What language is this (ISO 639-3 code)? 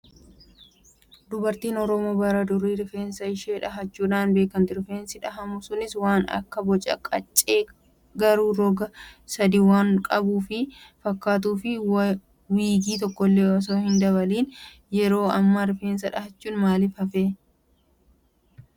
orm